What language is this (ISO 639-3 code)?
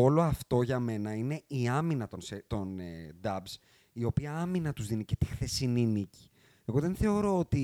ell